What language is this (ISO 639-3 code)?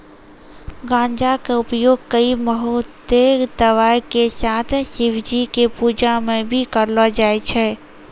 mai